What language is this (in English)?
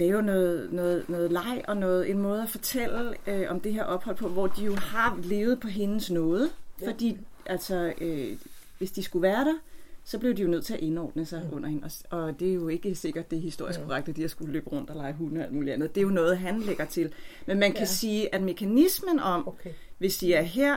Danish